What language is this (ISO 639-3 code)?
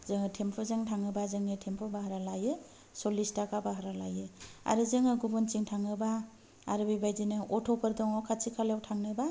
brx